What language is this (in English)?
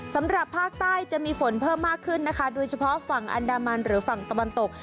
Thai